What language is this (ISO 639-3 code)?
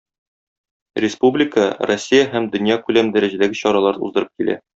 tat